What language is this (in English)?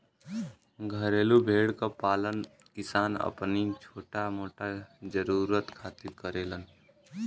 Bhojpuri